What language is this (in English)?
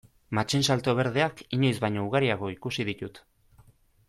Basque